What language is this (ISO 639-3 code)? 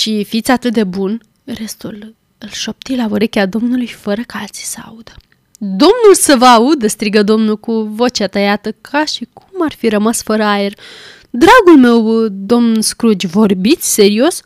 ron